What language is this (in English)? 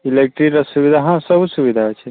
Odia